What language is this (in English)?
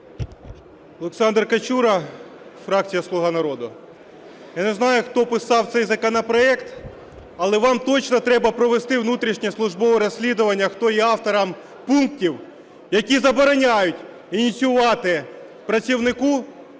Ukrainian